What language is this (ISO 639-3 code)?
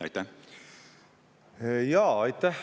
est